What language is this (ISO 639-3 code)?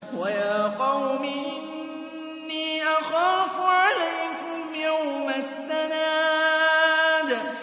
ara